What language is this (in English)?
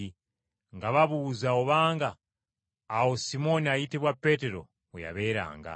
Ganda